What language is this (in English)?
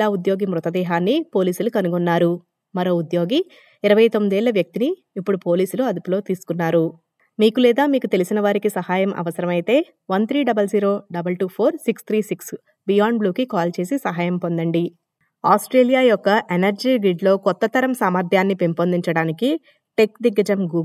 Telugu